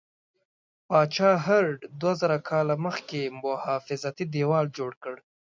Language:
Pashto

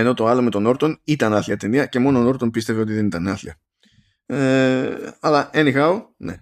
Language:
Greek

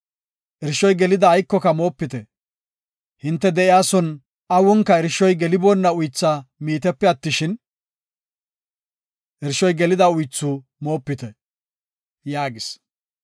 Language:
Gofa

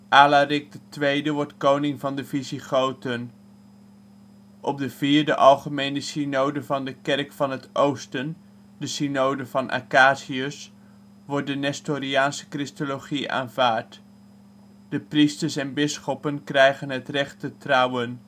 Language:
Dutch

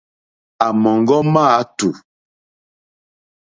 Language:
Mokpwe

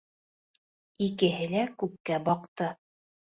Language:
Bashkir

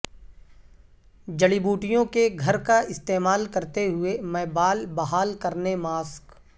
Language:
Urdu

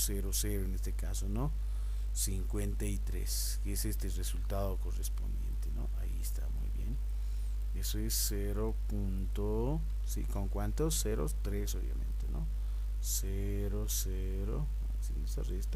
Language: Spanish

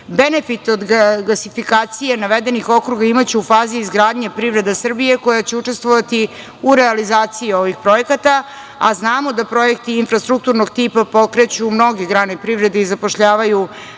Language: Serbian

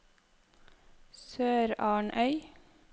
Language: Norwegian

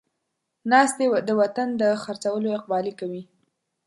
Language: Pashto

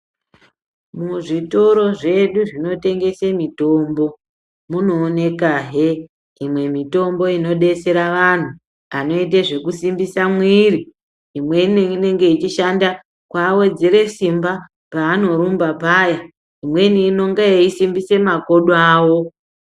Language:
Ndau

